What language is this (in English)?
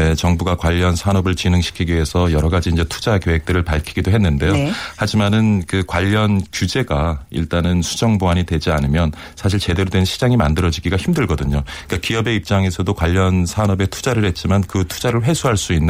Korean